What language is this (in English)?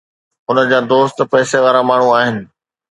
Sindhi